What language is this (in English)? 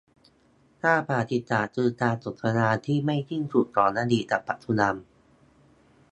Thai